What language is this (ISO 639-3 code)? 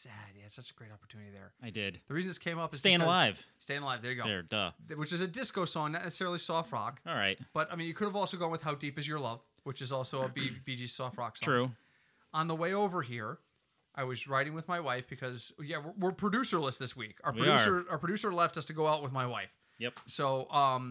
eng